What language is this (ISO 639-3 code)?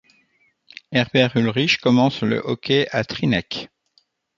fra